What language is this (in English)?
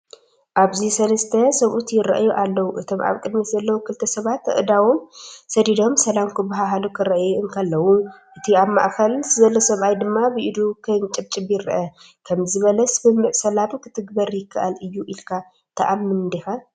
Tigrinya